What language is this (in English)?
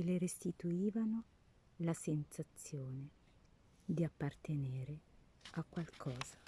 Italian